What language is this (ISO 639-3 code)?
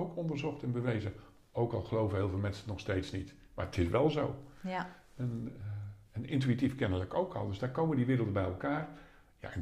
nld